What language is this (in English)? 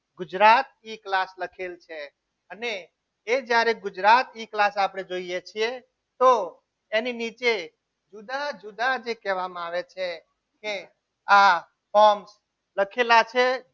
Gujarati